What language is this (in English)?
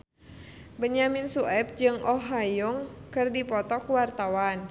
Sundanese